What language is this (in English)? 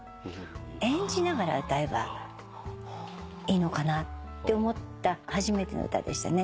Japanese